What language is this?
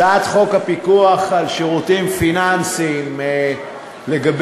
Hebrew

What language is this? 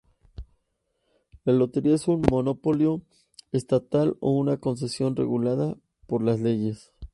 Spanish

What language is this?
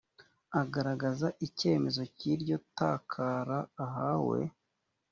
Kinyarwanda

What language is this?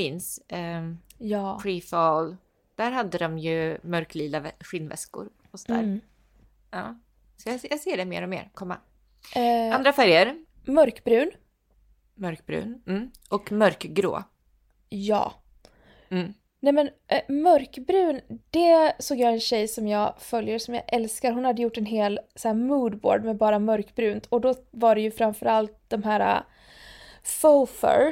Swedish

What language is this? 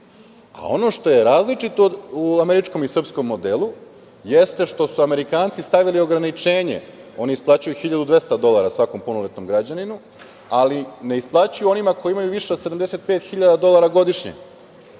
Serbian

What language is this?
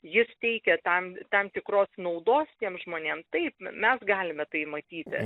Lithuanian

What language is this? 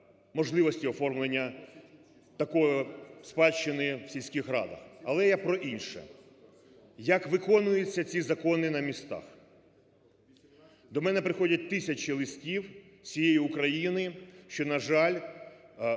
Ukrainian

